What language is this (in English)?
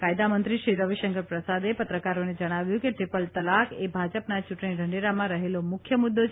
Gujarati